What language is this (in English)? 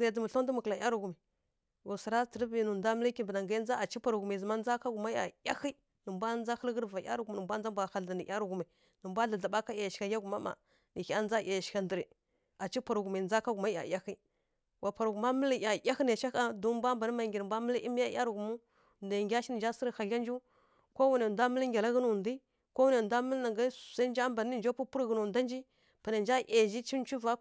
Kirya-Konzəl